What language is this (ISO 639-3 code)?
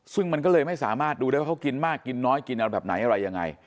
tha